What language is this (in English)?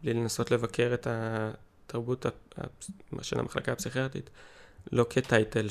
Hebrew